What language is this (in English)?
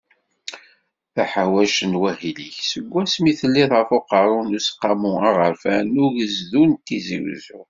Kabyle